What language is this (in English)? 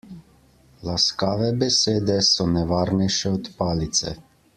Slovenian